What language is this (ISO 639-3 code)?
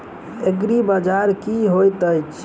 mai